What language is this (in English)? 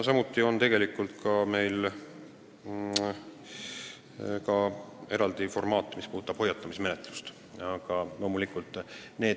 Estonian